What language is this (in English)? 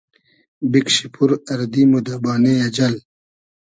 Hazaragi